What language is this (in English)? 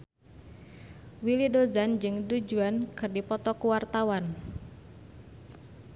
Sundanese